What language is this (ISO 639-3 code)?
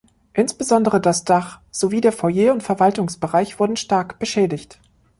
deu